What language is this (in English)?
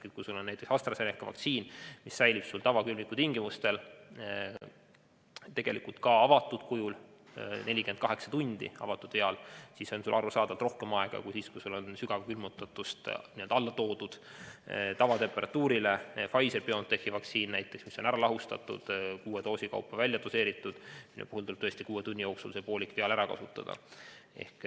Estonian